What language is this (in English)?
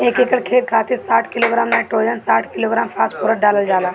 Bhojpuri